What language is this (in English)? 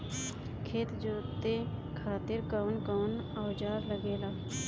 Bhojpuri